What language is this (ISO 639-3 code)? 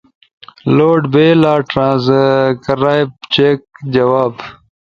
ush